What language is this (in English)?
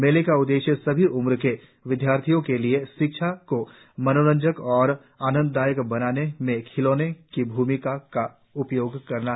Hindi